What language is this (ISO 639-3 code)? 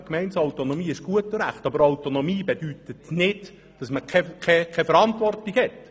gsw